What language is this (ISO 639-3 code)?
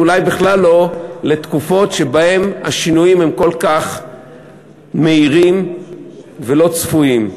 heb